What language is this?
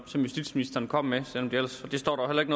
Danish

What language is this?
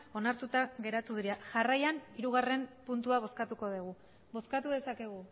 Basque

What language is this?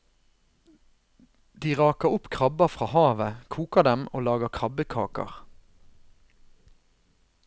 Norwegian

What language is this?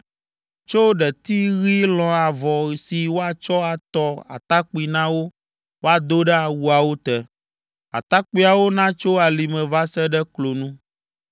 Ewe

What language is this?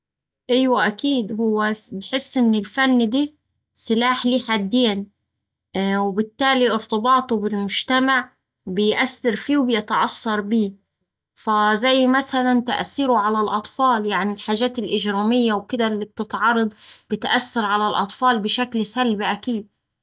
Saidi Arabic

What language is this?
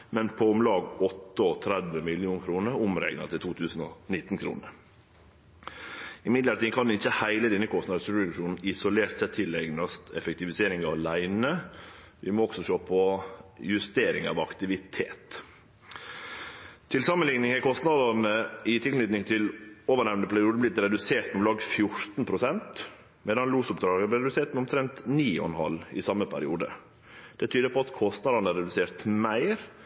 Norwegian Nynorsk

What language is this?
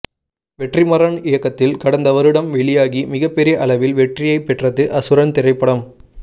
Tamil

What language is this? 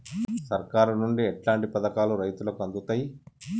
Telugu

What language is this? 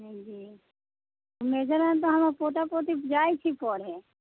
Maithili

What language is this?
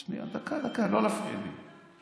Hebrew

